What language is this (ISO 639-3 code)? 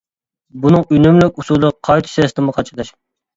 uig